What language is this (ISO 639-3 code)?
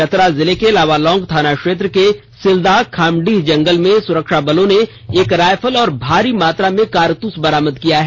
hin